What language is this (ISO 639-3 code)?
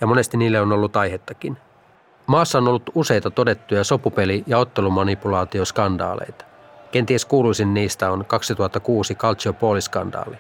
fin